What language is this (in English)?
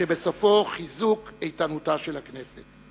Hebrew